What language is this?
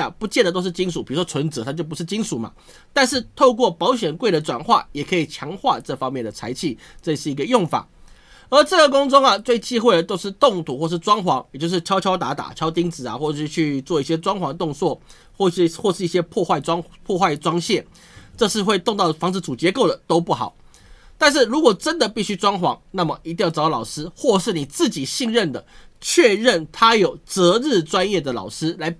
Chinese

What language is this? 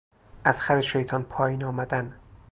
Persian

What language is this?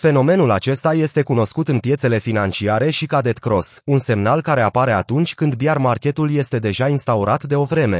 Romanian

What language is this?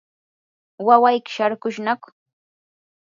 Yanahuanca Pasco Quechua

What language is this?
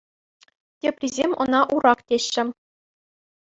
Chuvash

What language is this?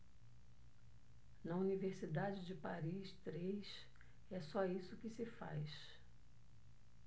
Portuguese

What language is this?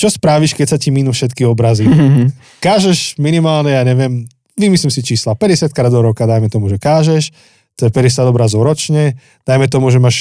Slovak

